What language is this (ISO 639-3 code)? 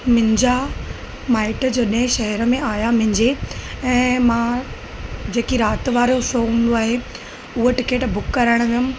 snd